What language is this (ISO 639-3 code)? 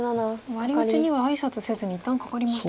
jpn